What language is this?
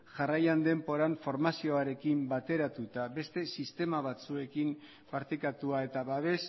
Basque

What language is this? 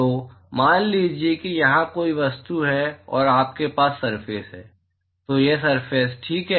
Hindi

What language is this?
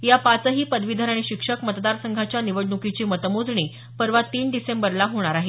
Marathi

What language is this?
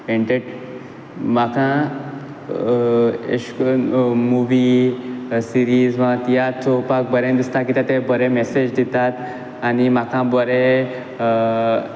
Konkani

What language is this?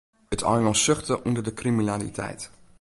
Western Frisian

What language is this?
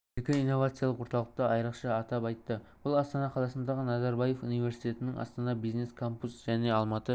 Kazakh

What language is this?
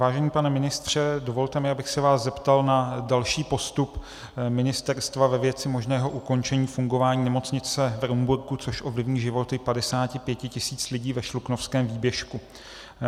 Czech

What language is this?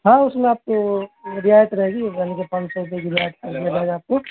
Urdu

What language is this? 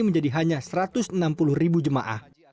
Indonesian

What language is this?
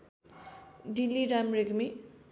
Nepali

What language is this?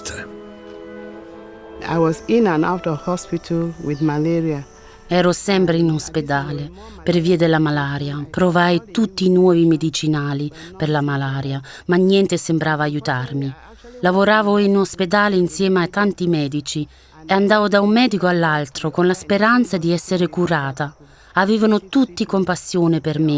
Italian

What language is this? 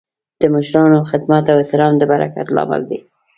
Pashto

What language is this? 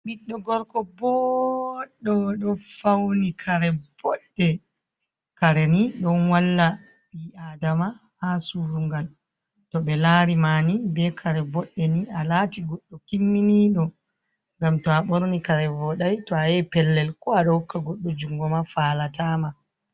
Fula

